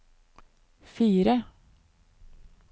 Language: Norwegian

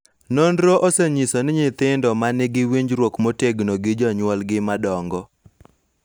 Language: Luo (Kenya and Tanzania)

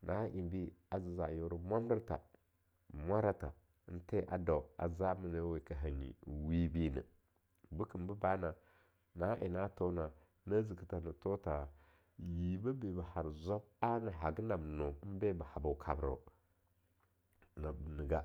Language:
Longuda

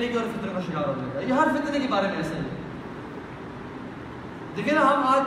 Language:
Urdu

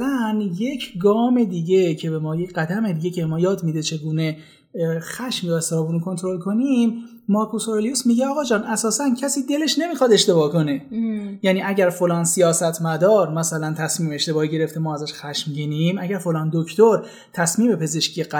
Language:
Persian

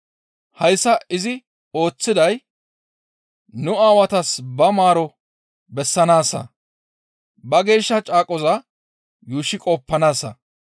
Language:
Gamo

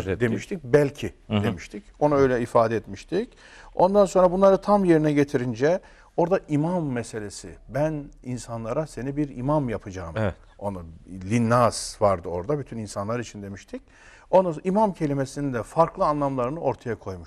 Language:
Turkish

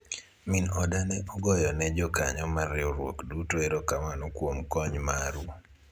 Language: Luo (Kenya and Tanzania)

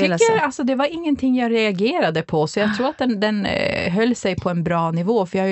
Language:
Swedish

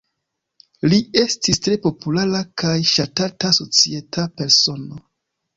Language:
Esperanto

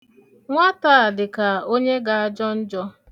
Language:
Igbo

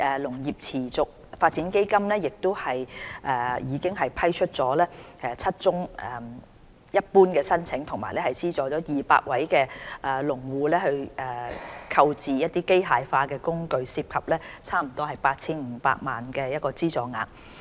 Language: Cantonese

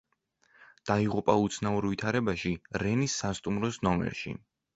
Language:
Georgian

